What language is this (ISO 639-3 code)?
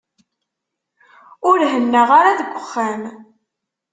kab